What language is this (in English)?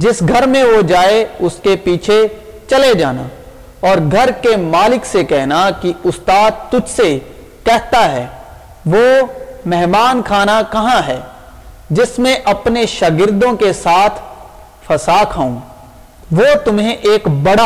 Urdu